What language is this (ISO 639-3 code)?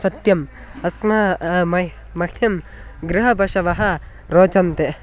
san